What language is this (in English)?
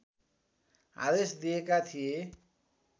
Nepali